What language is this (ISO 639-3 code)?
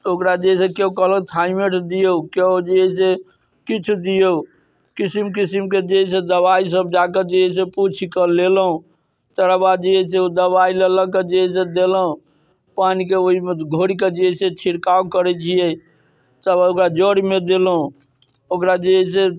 mai